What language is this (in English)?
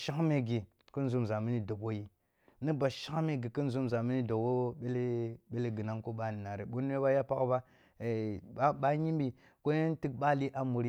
Kulung (Nigeria)